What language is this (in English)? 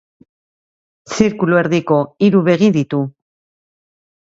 Basque